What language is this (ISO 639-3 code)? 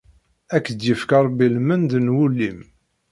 kab